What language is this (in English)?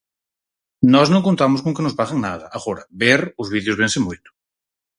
Galician